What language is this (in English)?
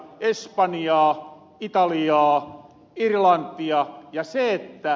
Finnish